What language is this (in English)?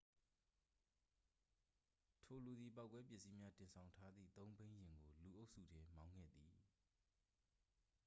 Burmese